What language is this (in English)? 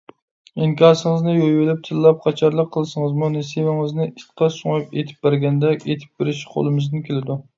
Uyghur